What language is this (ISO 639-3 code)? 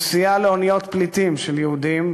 heb